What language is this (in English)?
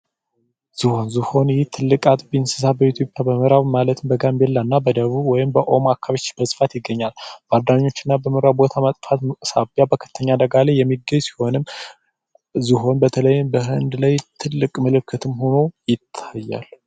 Amharic